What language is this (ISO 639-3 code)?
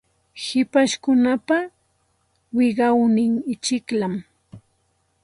qxt